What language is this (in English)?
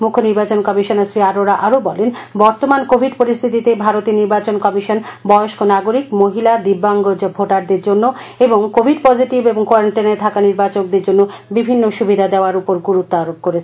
Bangla